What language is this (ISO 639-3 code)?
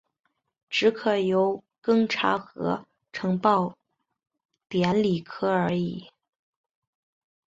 zho